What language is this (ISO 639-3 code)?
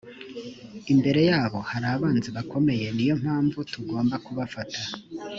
kin